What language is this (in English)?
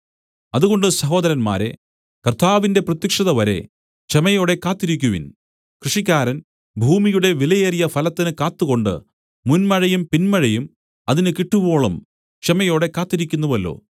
Malayalam